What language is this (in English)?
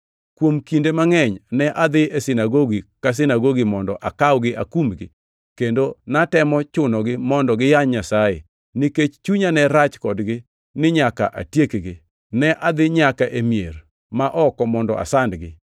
Luo (Kenya and Tanzania)